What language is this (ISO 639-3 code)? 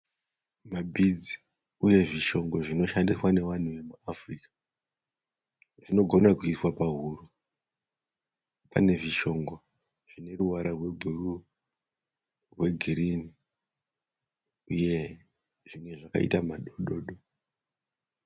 sna